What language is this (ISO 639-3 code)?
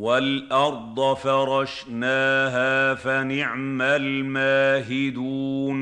ara